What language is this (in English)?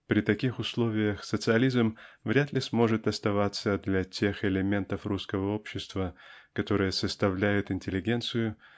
Russian